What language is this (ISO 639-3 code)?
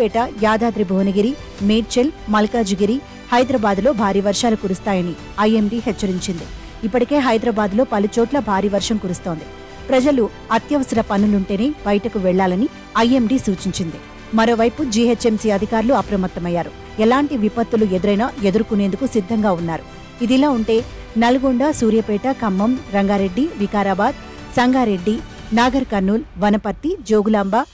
tel